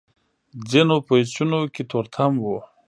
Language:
Pashto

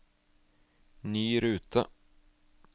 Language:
Norwegian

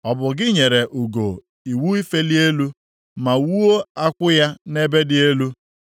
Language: Igbo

